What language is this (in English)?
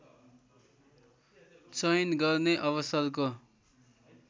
Nepali